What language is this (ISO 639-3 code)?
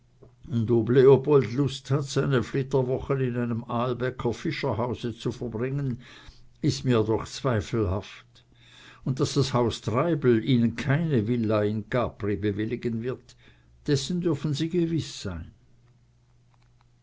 deu